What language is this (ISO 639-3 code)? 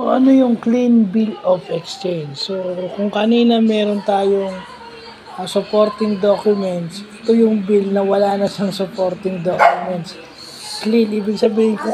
fil